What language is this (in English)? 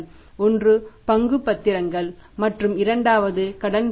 Tamil